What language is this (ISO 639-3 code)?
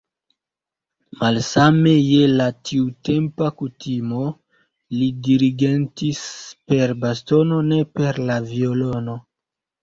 epo